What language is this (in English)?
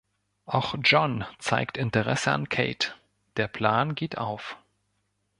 German